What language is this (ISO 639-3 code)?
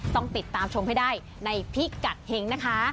tha